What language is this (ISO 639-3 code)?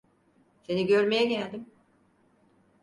tur